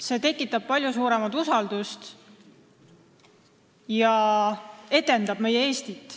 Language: Estonian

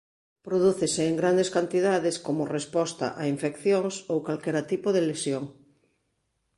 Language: Galician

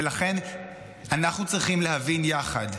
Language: Hebrew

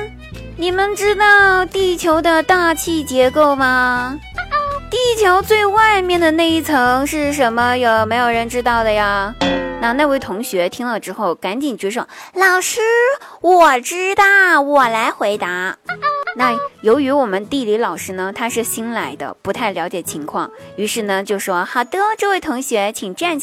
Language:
Chinese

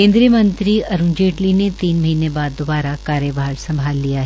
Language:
Hindi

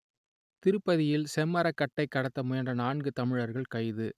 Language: Tamil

